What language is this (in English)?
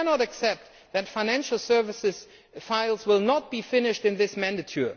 English